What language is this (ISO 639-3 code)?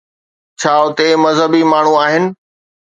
snd